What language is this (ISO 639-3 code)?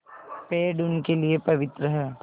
hin